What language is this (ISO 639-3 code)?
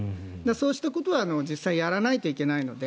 jpn